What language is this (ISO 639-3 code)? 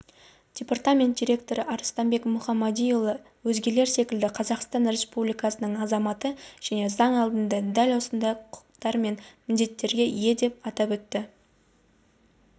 kaz